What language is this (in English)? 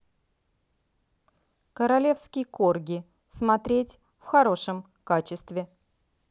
Russian